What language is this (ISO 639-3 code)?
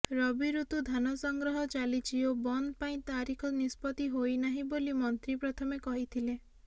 ori